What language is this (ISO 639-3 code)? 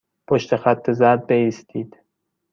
fas